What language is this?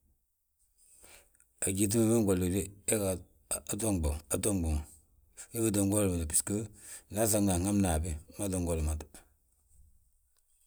Balanta-Ganja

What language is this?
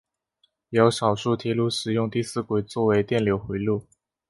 Chinese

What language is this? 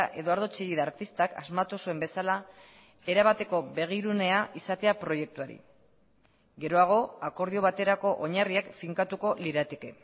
Basque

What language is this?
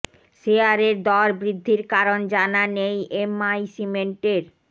Bangla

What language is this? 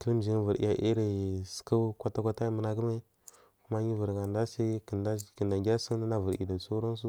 Marghi South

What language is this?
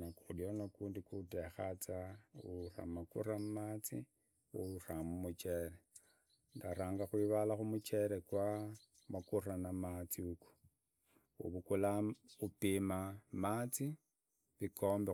Idakho-Isukha-Tiriki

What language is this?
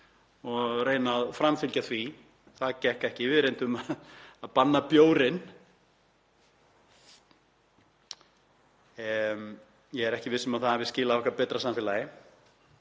Icelandic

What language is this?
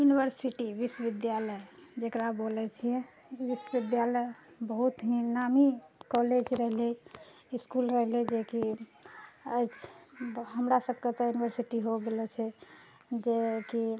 Maithili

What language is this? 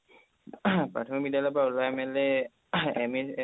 Assamese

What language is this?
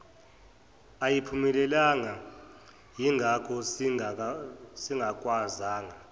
Zulu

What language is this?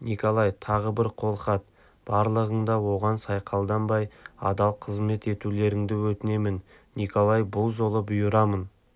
Kazakh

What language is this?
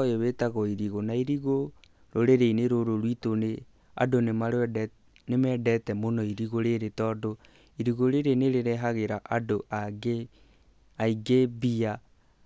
Kikuyu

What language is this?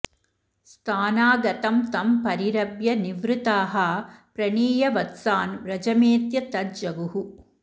Sanskrit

